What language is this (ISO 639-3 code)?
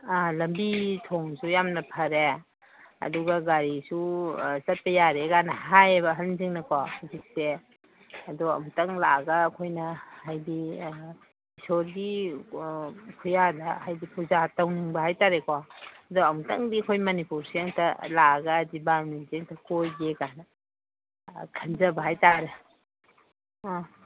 mni